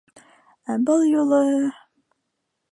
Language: Bashkir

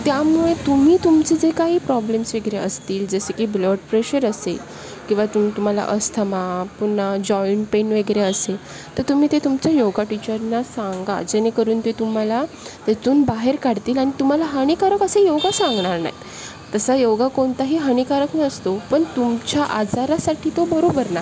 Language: Marathi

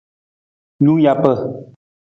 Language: Nawdm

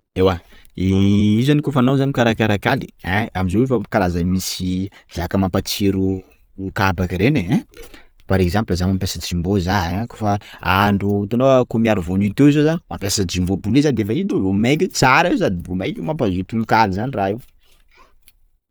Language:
Sakalava Malagasy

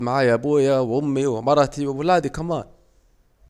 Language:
Saidi Arabic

